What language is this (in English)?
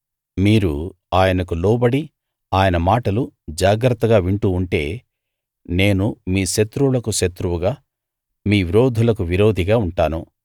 Telugu